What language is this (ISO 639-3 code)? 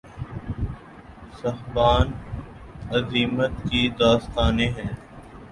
urd